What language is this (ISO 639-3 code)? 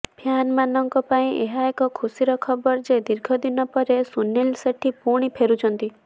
ori